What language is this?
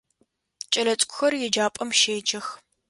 Adyghe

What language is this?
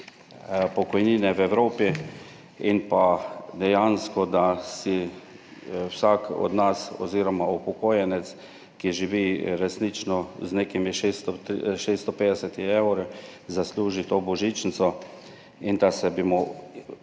Slovenian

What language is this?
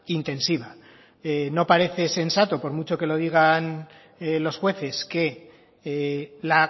Spanish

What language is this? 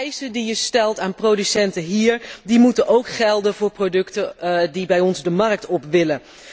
Dutch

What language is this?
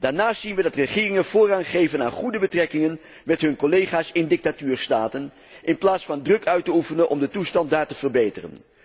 Dutch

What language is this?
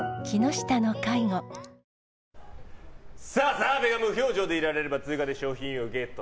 Japanese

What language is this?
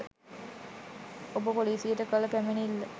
Sinhala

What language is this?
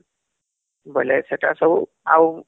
Odia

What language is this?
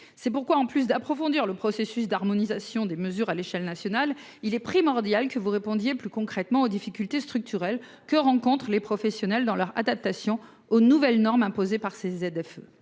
French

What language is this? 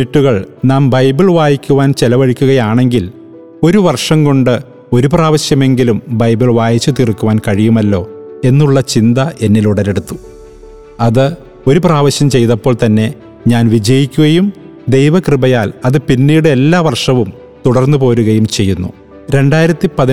Malayalam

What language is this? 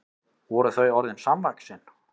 Icelandic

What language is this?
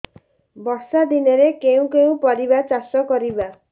Odia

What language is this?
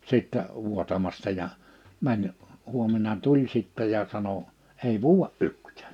Finnish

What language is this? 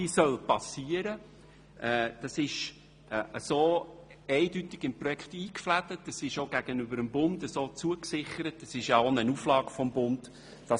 Swiss German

